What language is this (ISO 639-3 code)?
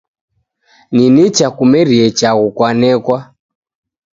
dav